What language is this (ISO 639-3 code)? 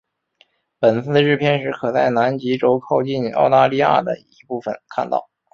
zho